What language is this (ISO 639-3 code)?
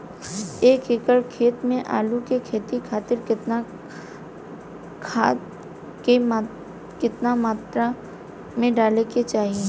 bho